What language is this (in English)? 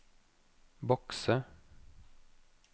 Norwegian